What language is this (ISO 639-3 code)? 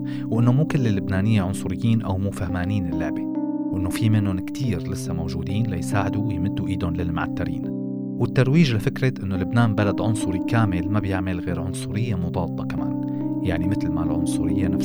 ara